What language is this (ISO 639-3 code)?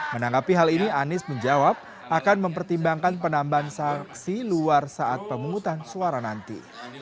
ind